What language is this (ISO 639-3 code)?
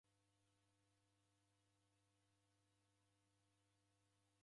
dav